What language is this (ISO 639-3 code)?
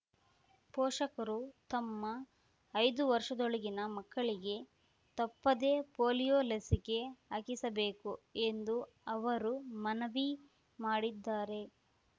kan